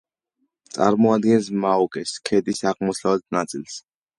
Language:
Georgian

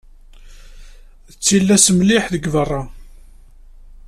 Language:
Kabyle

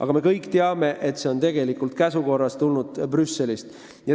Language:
Estonian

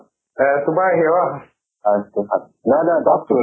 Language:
Assamese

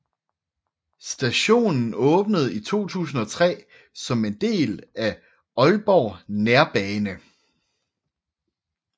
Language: Danish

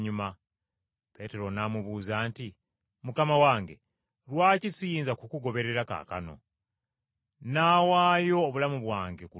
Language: Ganda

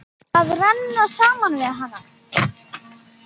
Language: Icelandic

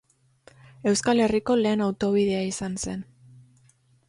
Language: Basque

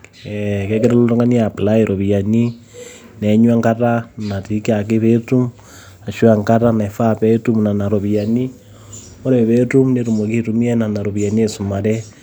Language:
Masai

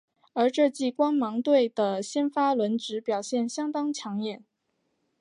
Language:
Chinese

